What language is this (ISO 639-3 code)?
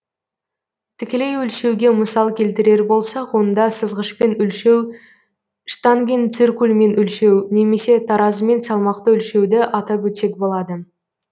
kaz